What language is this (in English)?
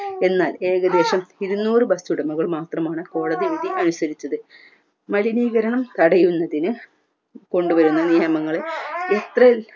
Malayalam